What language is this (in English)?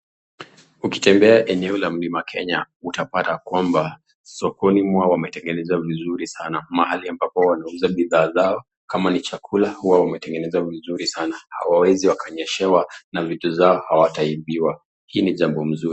Swahili